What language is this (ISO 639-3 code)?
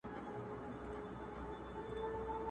pus